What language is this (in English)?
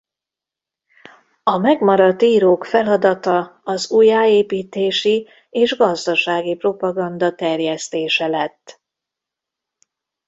Hungarian